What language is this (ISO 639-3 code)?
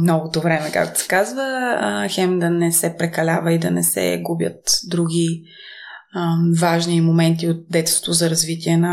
bul